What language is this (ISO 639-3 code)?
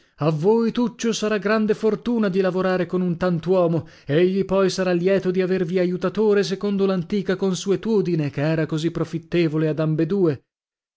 ita